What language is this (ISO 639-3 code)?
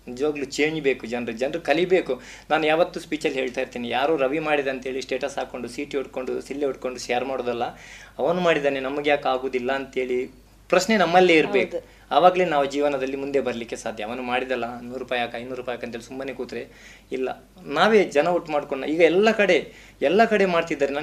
kan